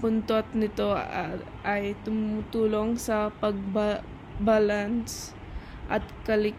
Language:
Filipino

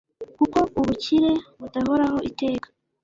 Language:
Kinyarwanda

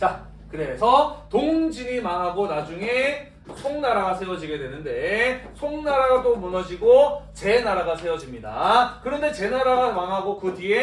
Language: Korean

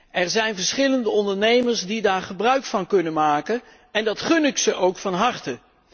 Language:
Dutch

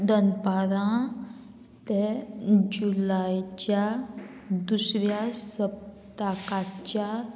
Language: Konkani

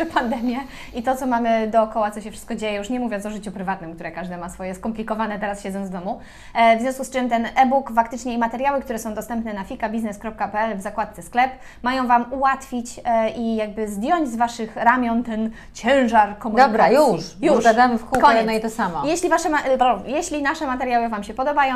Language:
Polish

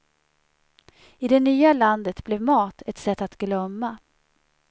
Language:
Swedish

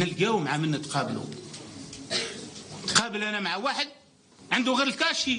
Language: Arabic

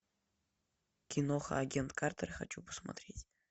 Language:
Russian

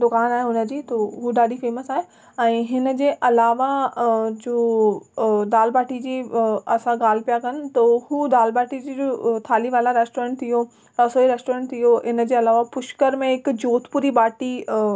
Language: Sindhi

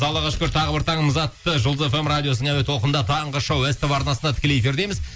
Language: Kazakh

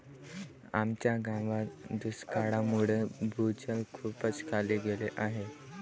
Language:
Marathi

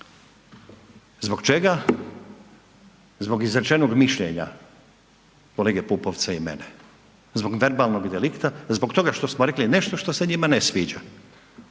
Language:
Croatian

